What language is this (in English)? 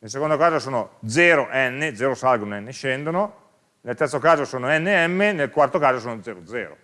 Italian